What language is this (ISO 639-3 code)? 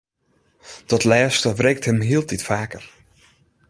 fry